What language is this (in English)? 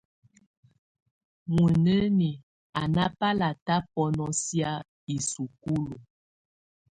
Tunen